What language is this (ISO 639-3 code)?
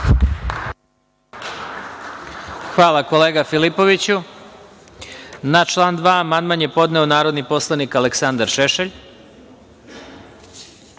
srp